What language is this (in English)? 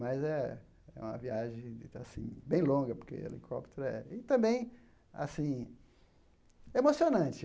Portuguese